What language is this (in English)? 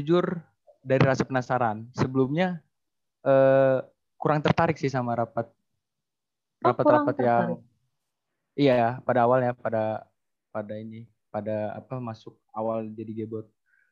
Indonesian